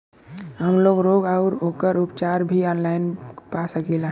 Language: Bhojpuri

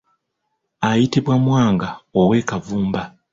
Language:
Ganda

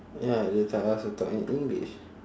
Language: English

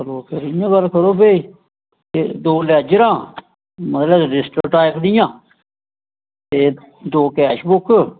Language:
Dogri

